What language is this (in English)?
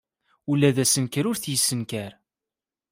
Kabyle